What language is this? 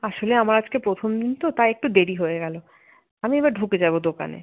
Bangla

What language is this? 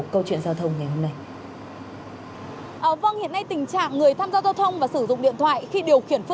Vietnamese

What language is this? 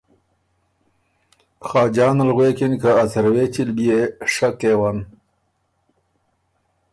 Ormuri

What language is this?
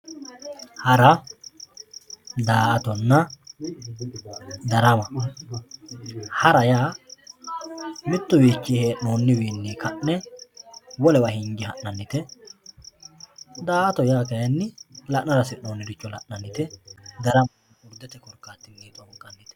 Sidamo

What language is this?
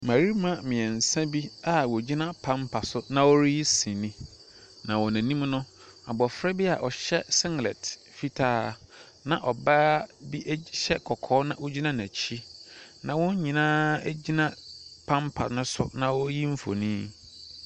Akan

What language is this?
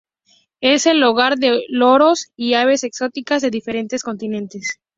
Spanish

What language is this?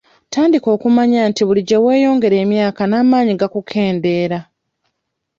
Ganda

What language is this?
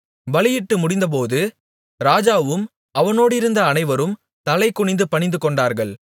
Tamil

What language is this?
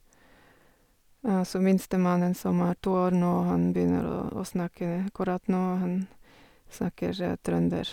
Norwegian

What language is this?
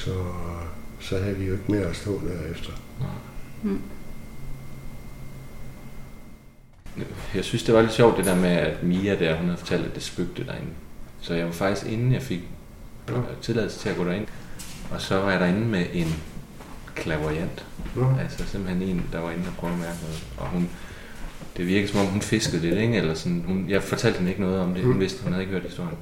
Danish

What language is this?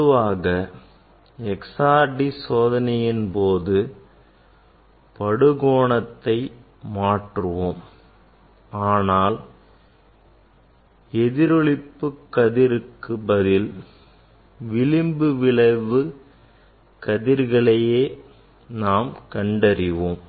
Tamil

